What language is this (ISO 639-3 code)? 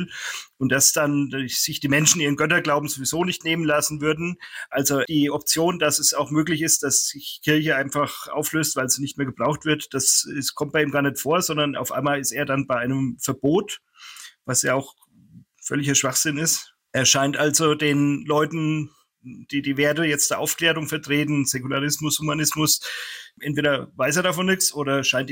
deu